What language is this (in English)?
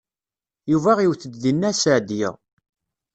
Kabyle